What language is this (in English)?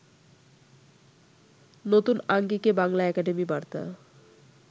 Bangla